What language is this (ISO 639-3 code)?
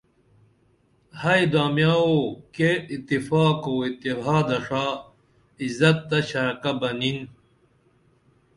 dml